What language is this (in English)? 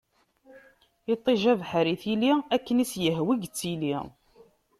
Kabyle